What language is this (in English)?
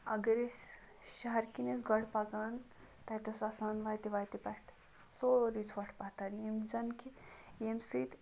Kashmiri